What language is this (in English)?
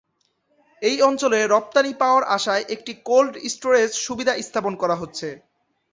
Bangla